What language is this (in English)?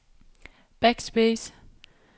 Danish